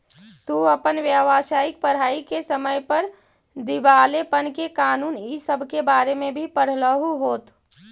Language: Magahi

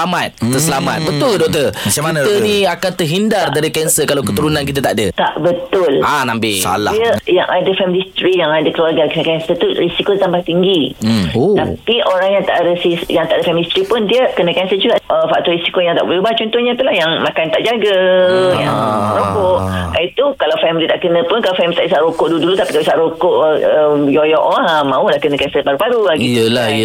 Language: Malay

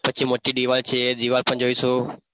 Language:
Gujarati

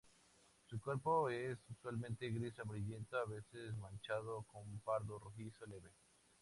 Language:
Spanish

